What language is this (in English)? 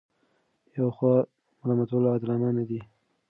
Pashto